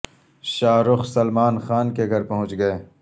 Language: Urdu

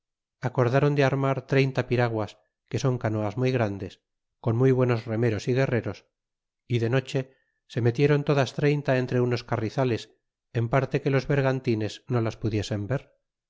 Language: Spanish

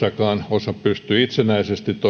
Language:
Finnish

